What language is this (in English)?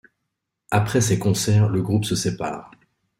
French